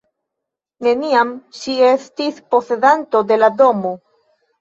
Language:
Esperanto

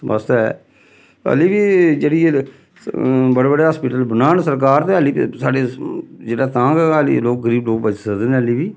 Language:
Dogri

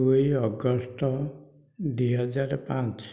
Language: Odia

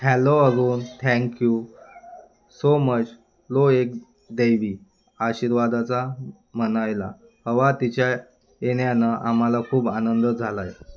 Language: Marathi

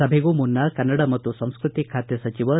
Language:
Kannada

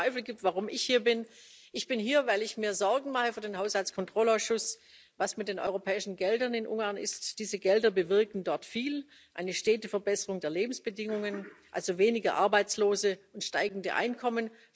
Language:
German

